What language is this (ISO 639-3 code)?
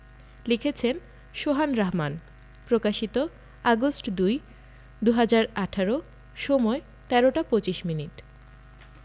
ben